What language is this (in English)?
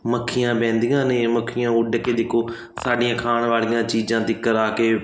Punjabi